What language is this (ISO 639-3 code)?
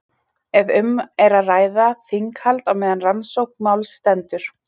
isl